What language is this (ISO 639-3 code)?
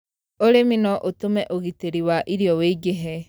kik